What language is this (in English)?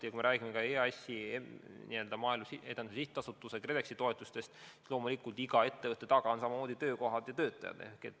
Estonian